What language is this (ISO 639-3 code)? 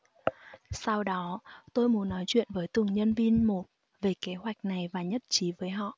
vie